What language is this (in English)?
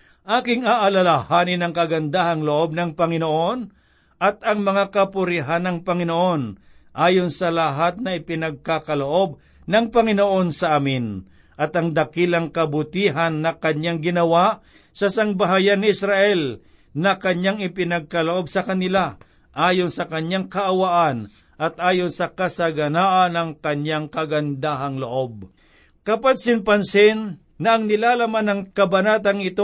Filipino